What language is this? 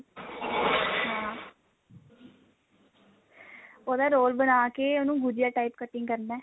Punjabi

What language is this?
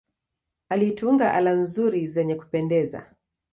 Swahili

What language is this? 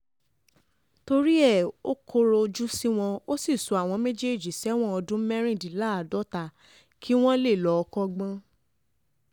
Yoruba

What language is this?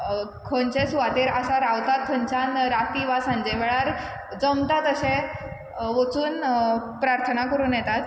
Konkani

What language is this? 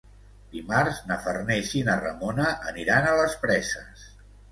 Catalan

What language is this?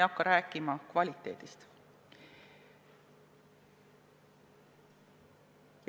Estonian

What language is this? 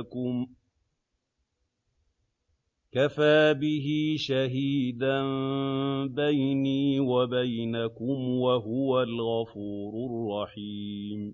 Arabic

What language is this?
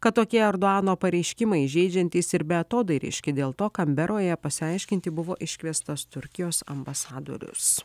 Lithuanian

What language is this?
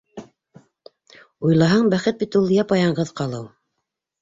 Bashkir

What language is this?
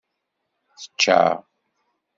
Kabyle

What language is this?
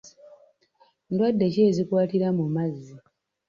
Ganda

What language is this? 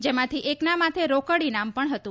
Gujarati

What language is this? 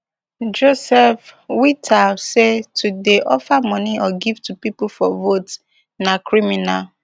Nigerian Pidgin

